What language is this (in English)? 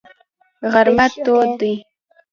Pashto